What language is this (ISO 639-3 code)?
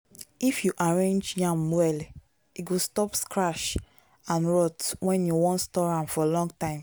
pcm